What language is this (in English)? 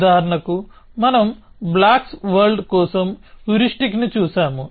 Telugu